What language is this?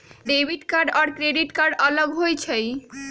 Magahi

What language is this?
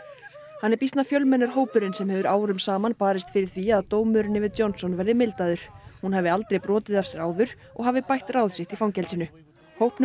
Icelandic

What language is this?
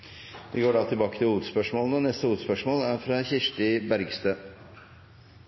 Norwegian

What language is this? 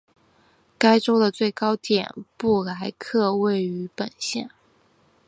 Chinese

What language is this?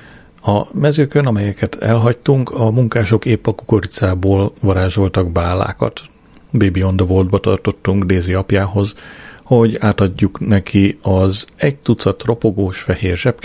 Hungarian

